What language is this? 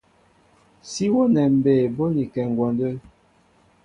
Mbo (Cameroon)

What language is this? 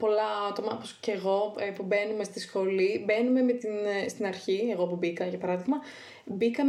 Greek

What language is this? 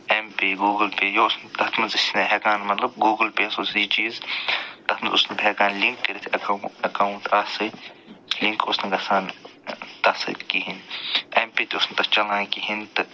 Kashmiri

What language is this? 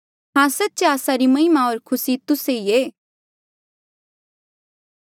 Mandeali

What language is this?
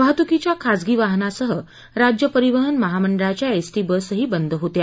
Marathi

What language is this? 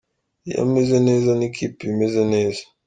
Kinyarwanda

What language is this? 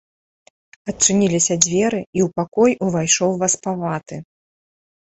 Belarusian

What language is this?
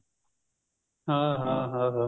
Punjabi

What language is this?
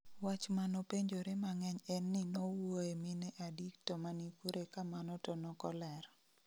Luo (Kenya and Tanzania)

